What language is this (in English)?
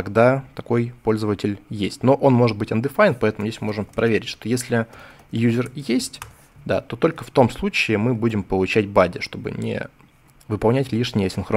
Russian